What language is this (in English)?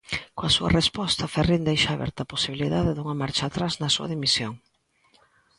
Galician